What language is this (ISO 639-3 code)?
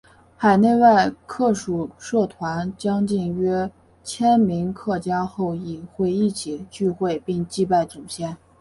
zho